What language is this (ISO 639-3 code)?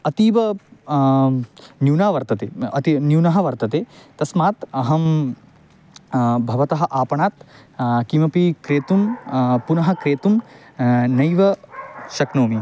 san